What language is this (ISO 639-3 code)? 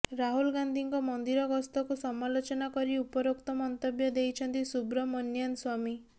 ori